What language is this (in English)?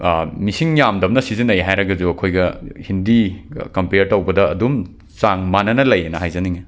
Manipuri